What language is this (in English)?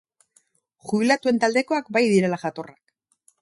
Basque